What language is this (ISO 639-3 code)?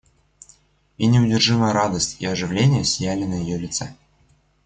rus